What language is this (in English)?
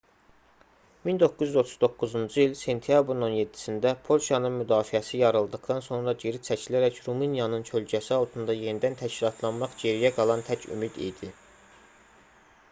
Azerbaijani